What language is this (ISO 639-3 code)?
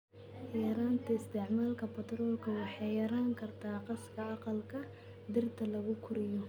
som